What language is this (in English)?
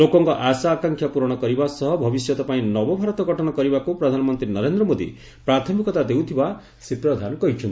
Odia